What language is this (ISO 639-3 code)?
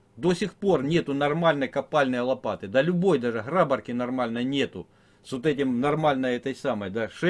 rus